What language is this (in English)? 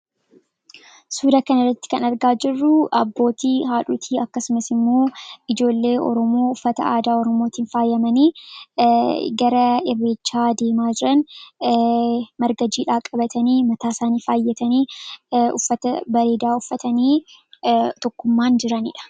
Oromo